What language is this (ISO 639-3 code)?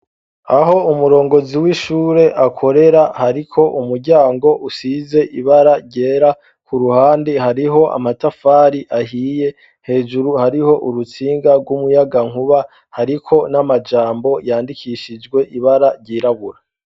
run